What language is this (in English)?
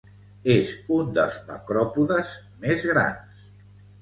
Catalan